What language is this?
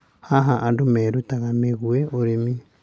Kikuyu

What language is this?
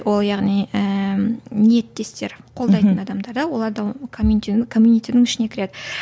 Kazakh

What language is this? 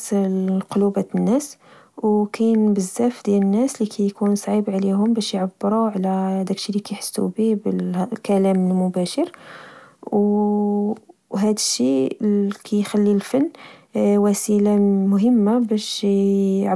Moroccan Arabic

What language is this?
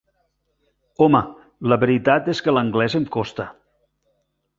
Catalan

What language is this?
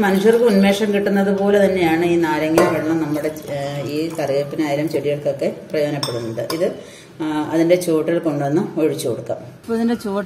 Indonesian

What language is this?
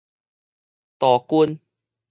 Min Nan Chinese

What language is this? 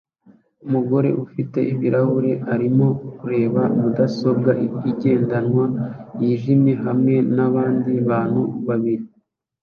Kinyarwanda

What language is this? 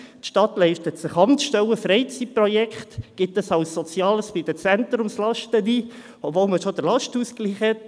Swiss German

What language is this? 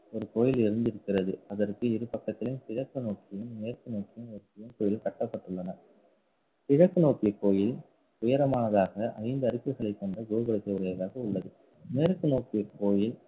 Tamil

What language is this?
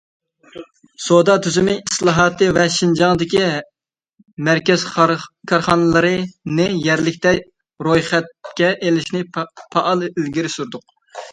Uyghur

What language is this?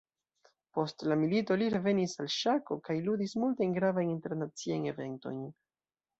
Esperanto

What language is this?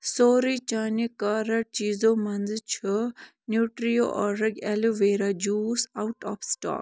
Kashmiri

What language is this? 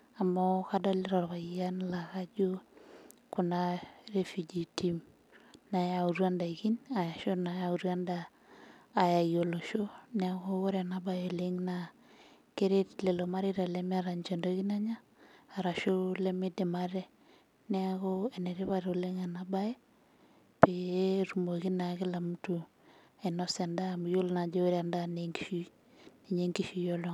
Masai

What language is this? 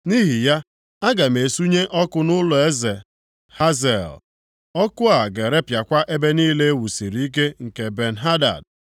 Igbo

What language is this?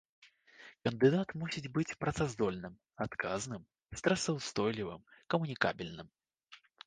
Belarusian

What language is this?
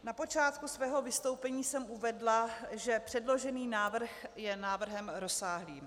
Czech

